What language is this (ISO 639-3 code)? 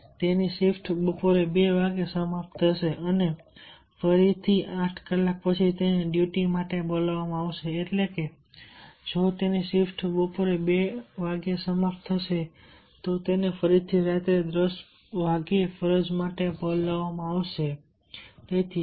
guj